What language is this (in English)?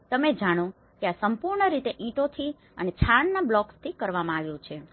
Gujarati